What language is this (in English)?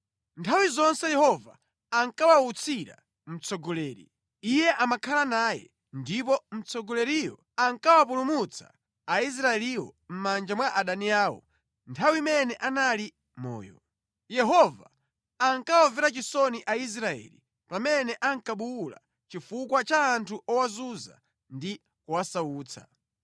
Nyanja